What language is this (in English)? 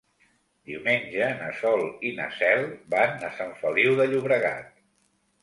Catalan